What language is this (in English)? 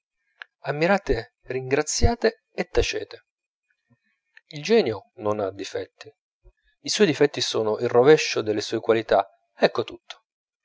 Italian